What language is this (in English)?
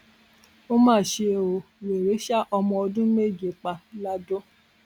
Yoruba